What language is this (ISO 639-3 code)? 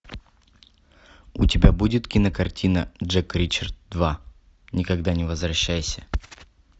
rus